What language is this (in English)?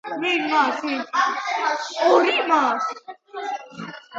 Georgian